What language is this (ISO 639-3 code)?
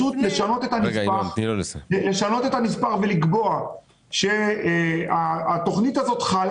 heb